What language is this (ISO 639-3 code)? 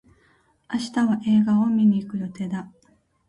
jpn